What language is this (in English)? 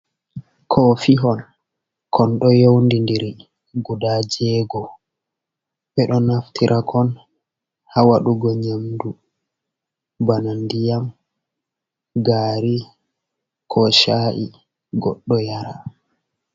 Fula